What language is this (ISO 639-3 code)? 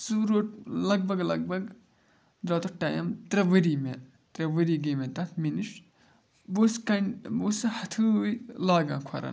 kas